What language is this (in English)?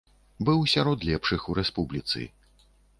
Belarusian